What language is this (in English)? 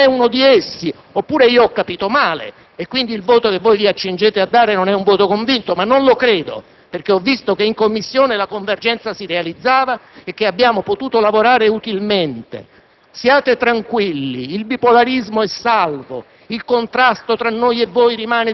Italian